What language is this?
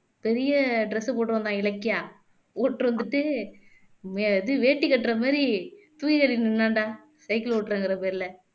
Tamil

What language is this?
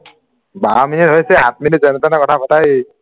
Assamese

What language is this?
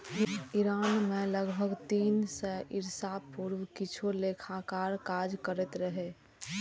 Maithili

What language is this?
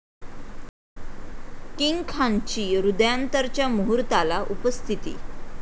Marathi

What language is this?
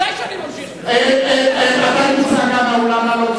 Hebrew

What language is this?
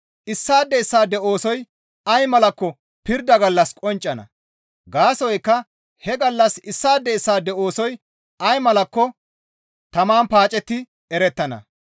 Gamo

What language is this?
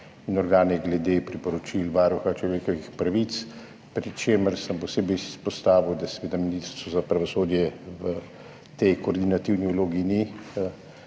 Slovenian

